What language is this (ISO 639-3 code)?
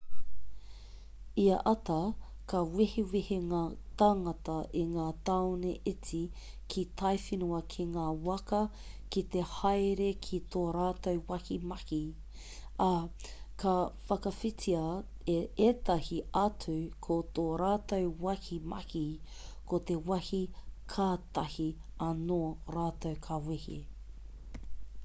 mri